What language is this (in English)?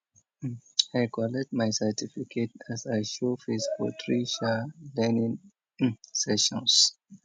Nigerian Pidgin